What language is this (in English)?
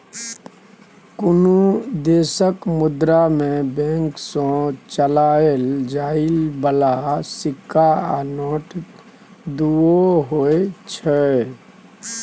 Maithili